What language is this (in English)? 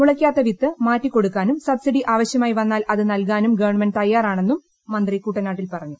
Malayalam